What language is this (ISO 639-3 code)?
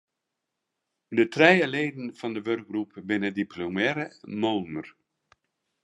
fry